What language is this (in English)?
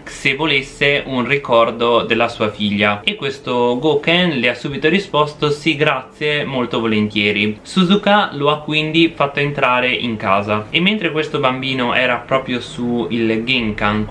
Italian